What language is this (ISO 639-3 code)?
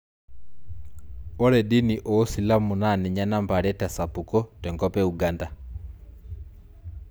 mas